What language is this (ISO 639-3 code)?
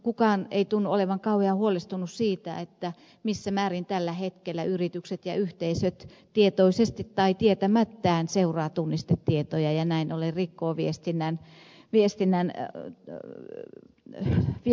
fin